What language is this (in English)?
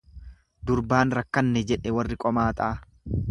Oromo